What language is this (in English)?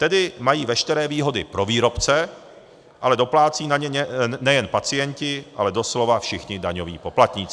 Czech